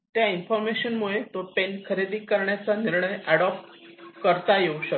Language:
Marathi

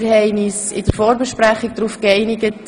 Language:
Swiss German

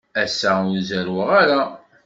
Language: Kabyle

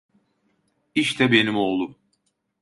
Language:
Turkish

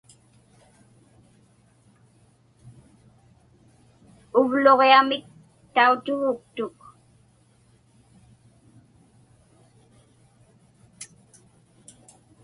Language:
Inupiaq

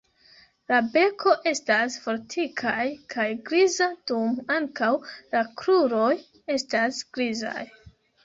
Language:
Esperanto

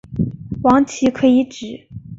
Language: Chinese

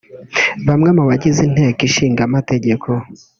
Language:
Kinyarwanda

